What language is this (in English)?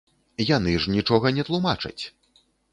Belarusian